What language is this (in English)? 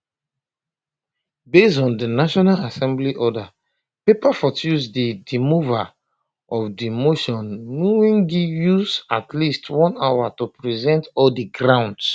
Nigerian Pidgin